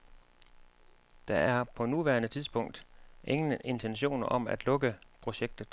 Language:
Danish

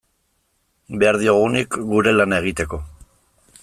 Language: Basque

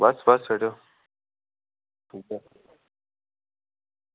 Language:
Dogri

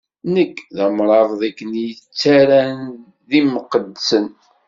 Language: Kabyle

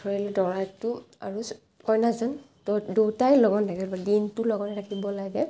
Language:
Assamese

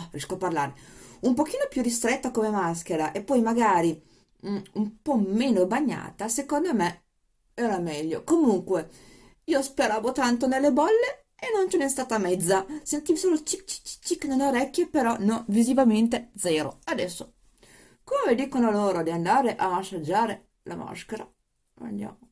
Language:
Italian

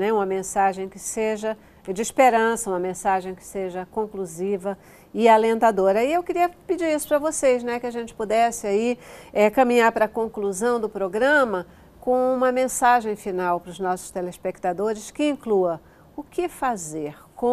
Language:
Portuguese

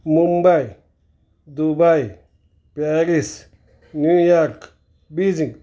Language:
Kannada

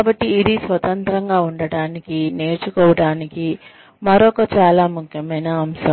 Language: Telugu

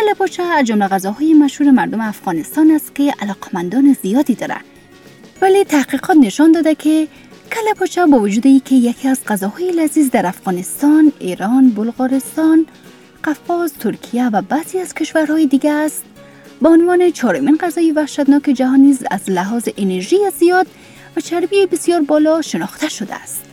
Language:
Persian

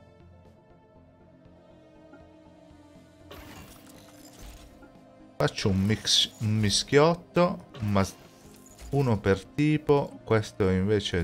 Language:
Italian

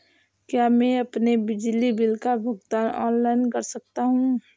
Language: Hindi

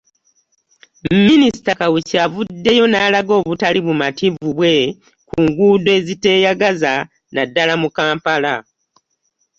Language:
Ganda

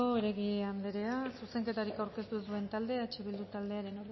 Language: Basque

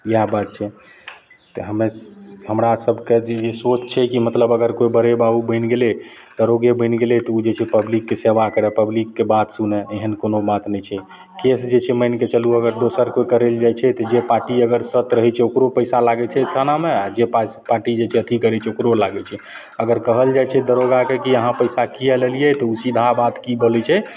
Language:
Maithili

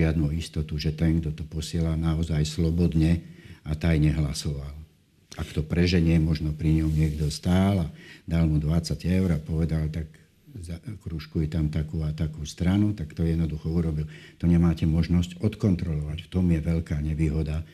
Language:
Slovak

